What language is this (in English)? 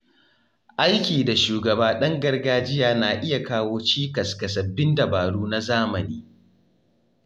Hausa